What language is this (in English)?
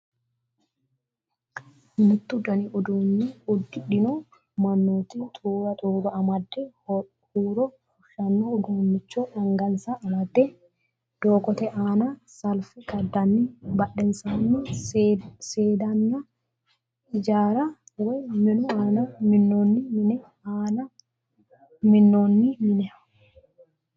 Sidamo